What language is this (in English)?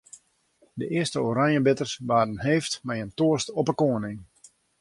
Western Frisian